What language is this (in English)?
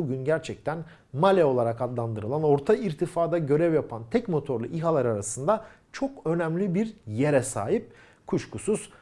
Turkish